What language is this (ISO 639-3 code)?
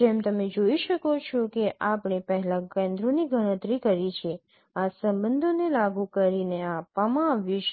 guj